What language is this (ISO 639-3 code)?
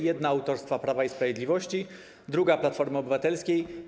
pol